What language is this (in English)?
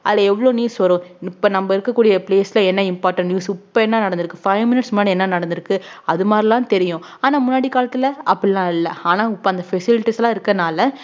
Tamil